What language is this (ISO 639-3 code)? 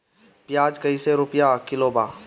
bho